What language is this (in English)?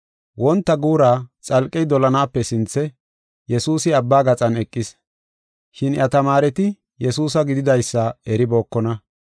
Gofa